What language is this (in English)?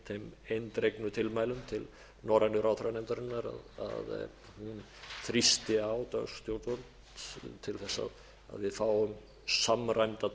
Icelandic